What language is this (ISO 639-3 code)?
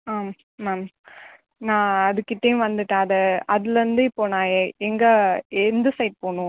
tam